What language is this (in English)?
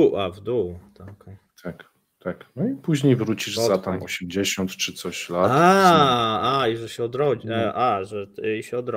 Polish